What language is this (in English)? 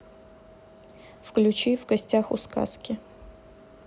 Russian